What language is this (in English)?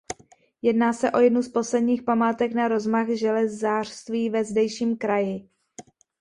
Czech